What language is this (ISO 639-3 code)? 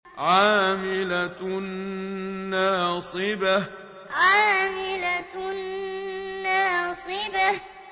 ara